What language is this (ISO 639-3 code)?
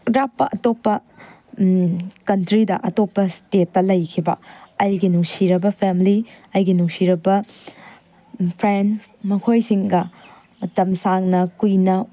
mni